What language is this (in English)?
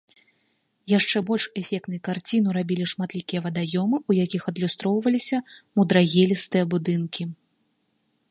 Belarusian